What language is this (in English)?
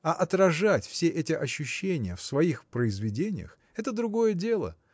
Russian